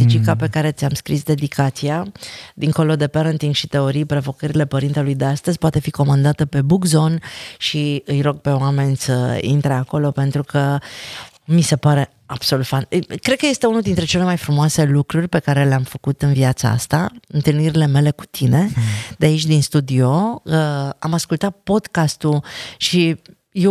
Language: Romanian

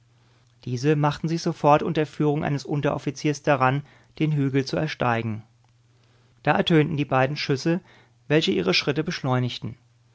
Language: German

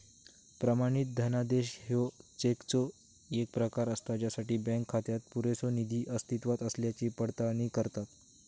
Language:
Marathi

